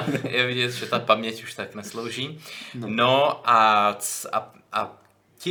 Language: Czech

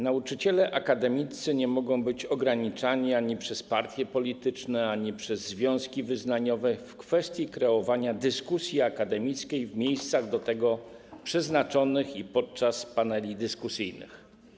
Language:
Polish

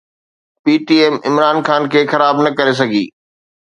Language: Sindhi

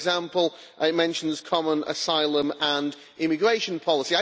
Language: English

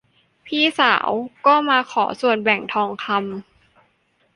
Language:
Thai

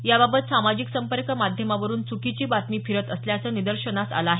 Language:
Marathi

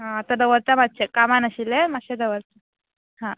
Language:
Konkani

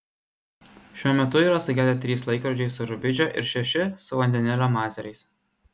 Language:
Lithuanian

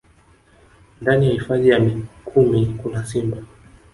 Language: Swahili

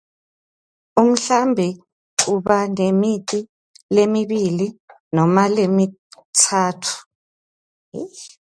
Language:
Swati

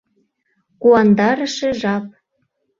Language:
Mari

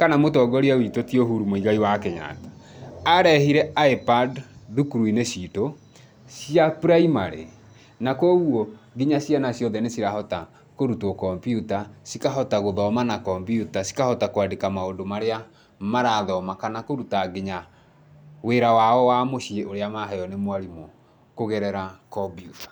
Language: Kikuyu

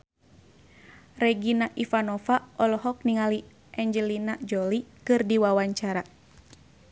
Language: Sundanese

